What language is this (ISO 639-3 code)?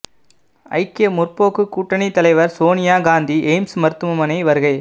tam